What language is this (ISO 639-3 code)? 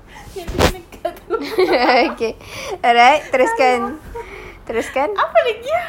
eng